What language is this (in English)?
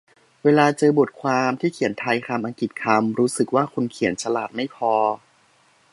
Thai